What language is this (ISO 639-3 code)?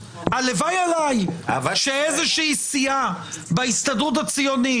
heb